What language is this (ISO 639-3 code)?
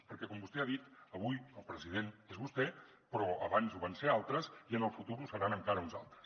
cat